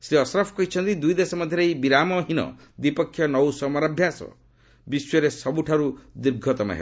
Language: Odia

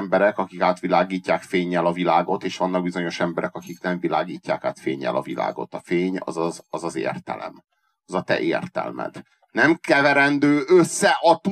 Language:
Hungarian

